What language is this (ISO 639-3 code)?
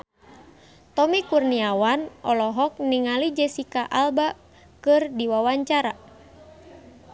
sun